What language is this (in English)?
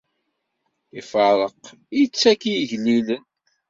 Kabyle